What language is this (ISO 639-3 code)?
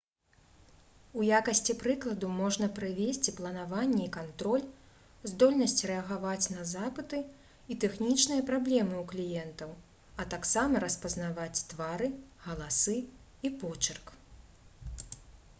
bel